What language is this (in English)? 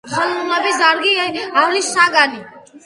Georgian